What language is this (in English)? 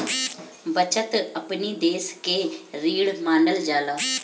Bhojpuri